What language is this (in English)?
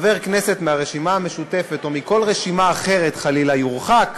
Hebrew